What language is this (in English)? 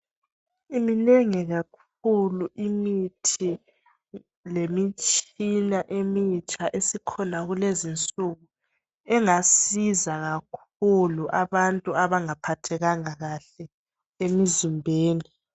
North Ndebele